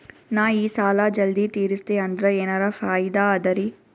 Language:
Kannada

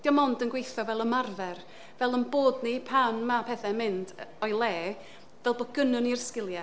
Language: Welsh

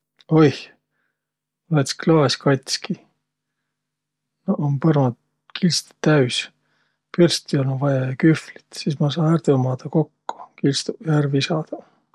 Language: Võro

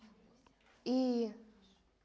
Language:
Russian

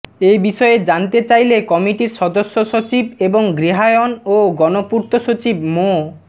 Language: Bangla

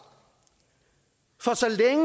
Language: Danish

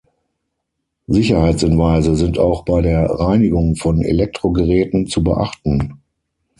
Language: German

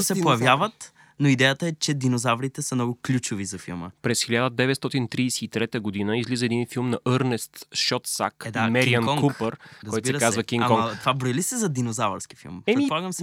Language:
Bulgarian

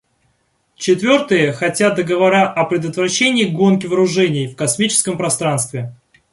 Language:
Russian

